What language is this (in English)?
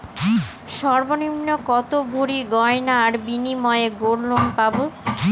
Bangla